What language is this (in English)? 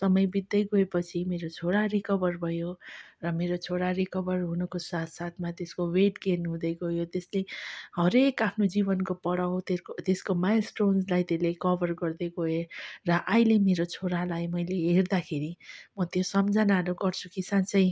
Nepali